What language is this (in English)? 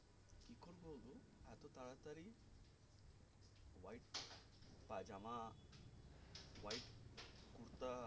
Bangla